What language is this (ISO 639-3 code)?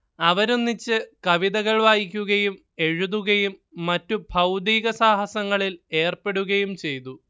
mal